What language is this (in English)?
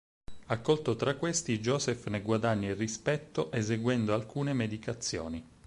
Italian